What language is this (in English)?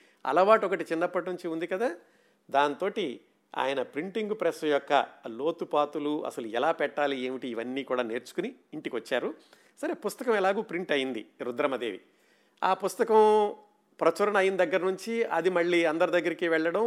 Telugu